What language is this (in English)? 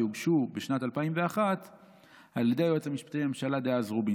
Hebrew